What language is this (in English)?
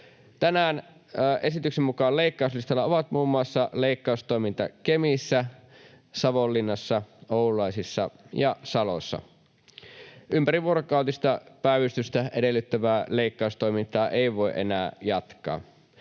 Finnish